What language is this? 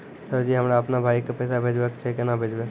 Maithili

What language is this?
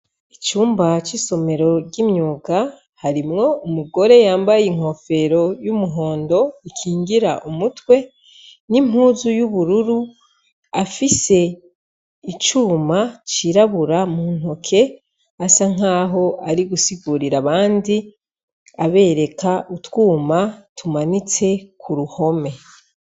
Rundi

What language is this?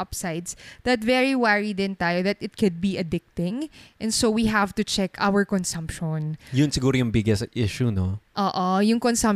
Filipino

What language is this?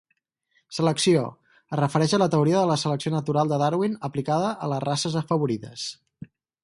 Catalan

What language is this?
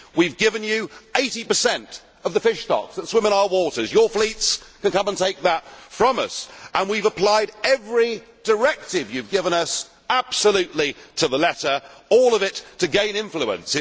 English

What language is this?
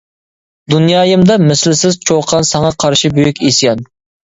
Uyghur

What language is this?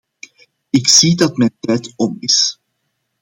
Dutch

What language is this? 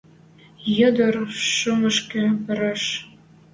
Western Mari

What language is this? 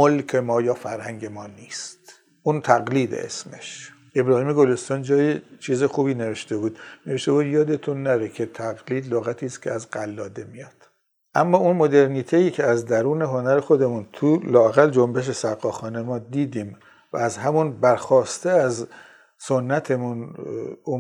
Persian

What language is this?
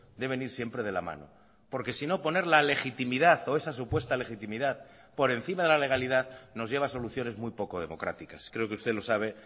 Spanish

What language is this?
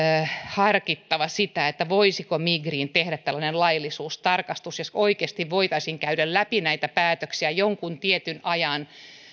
Finnish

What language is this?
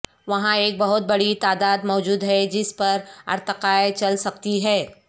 Urdu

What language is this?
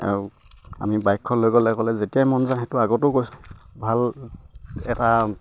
Assamese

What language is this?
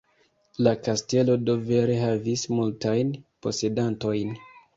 Esperanto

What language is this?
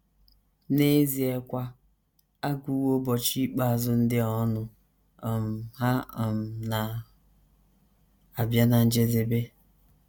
Igbo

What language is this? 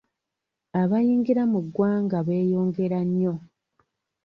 Ganda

